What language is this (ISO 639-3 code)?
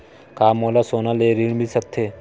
hne